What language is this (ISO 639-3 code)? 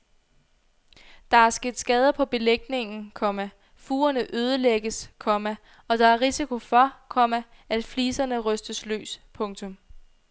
dan